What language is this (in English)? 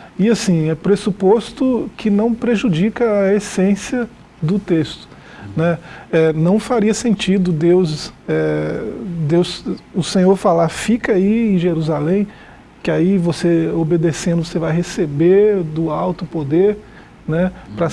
Portuguese